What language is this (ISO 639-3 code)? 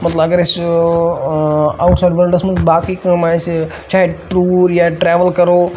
kas